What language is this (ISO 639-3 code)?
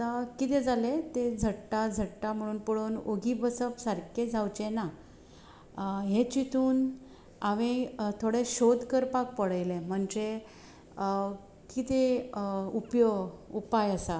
kok